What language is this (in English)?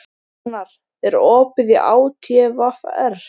Icelandic